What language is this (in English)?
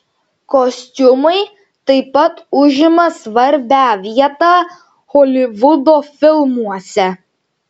Lithuanian